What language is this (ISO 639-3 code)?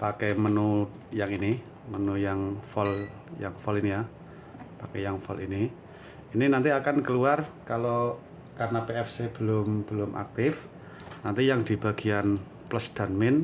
ind